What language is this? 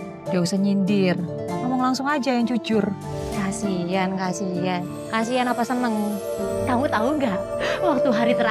Indonesian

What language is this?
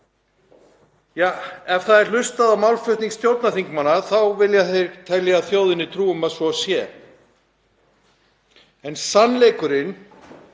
Icelandic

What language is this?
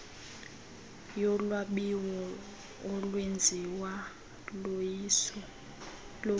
Xhosa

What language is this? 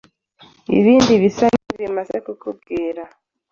Kinyarwanda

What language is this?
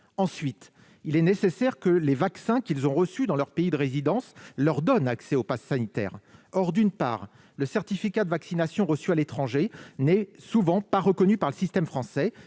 French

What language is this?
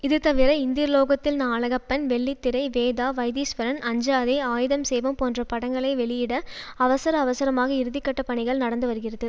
Tamil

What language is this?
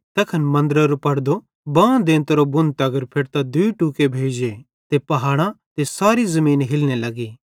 Bhadrawahi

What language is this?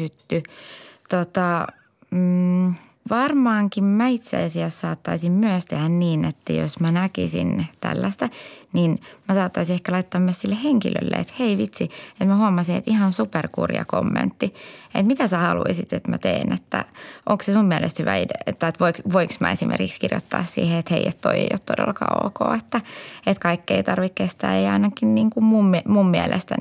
Finnish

